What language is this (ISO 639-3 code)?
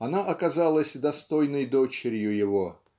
rus